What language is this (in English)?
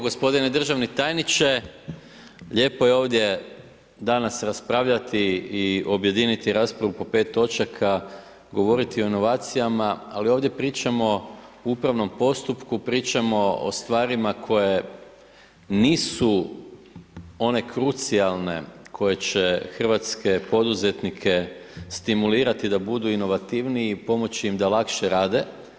Croatian